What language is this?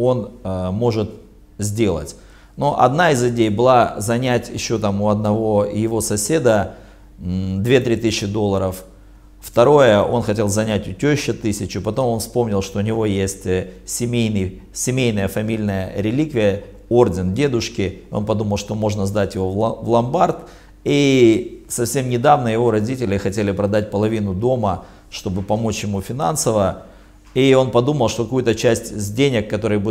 Russian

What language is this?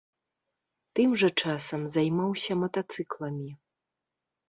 Belarusian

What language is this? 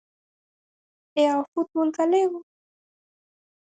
Galician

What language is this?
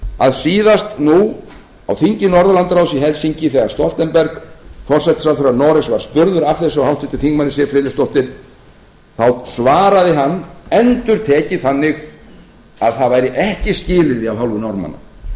Icelandic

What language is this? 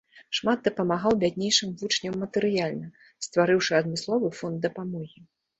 Belarusian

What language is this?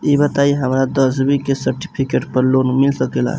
Bhojpuri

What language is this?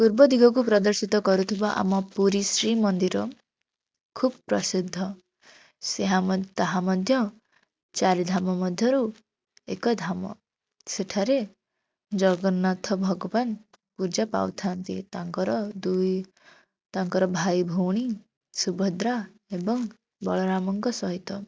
Odia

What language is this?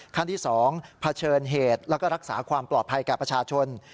Thai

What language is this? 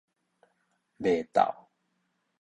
Min Nan Chinese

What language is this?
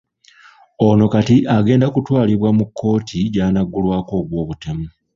Ganda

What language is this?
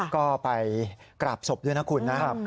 Thai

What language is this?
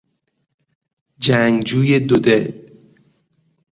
Persian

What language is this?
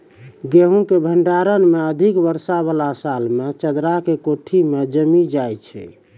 Maithili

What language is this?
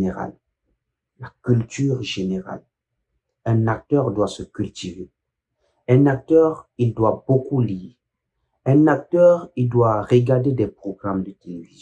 French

